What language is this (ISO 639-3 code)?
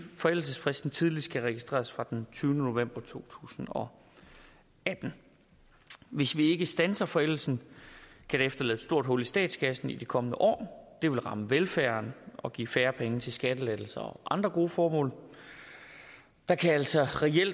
dan